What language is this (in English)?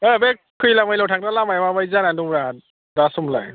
Bodo